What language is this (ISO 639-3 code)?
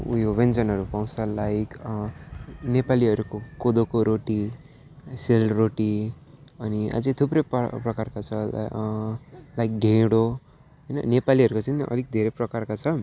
nep